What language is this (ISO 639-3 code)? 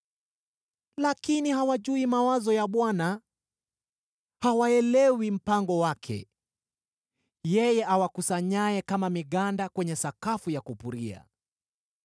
swa